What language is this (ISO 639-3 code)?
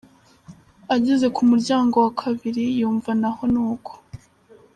kin